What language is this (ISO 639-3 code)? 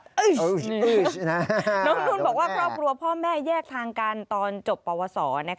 tha